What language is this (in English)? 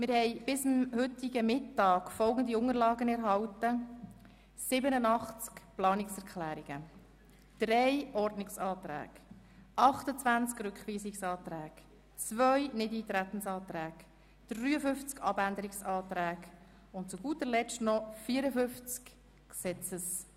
Swiss German